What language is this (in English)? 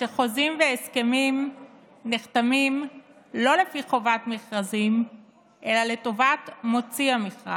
Hebrew